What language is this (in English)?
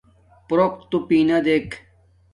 Domaaki